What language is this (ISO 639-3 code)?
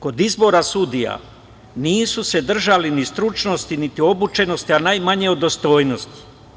srp